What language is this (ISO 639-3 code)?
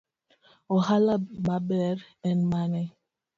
luo